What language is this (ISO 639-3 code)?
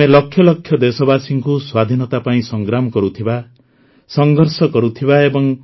ori